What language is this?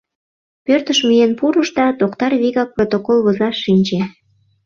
Mari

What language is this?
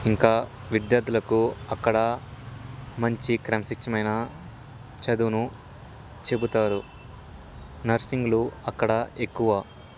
Telugu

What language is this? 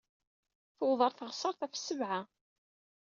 Kabyle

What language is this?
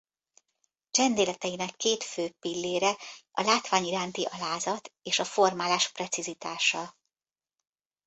Hungarian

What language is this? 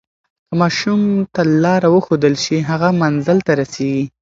Pashto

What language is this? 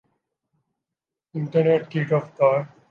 Urdu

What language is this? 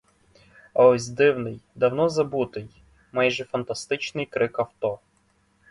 Ukrainian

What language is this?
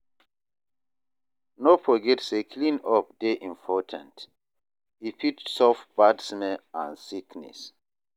Nigerian Pidgin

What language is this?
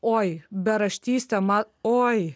Lithuanian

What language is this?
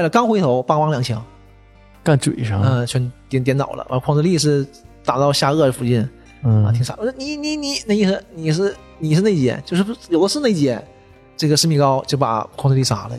Chinese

